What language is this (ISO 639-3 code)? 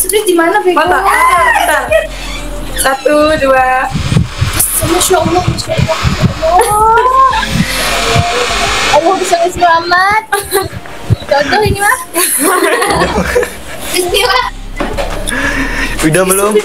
ind